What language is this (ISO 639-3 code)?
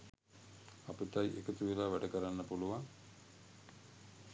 sin